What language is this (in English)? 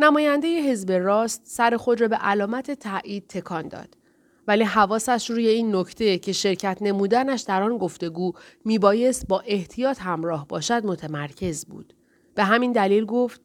Persian